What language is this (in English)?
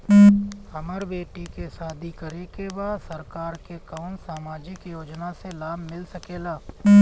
Bhojpuri